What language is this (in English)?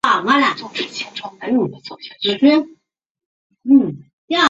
Chinese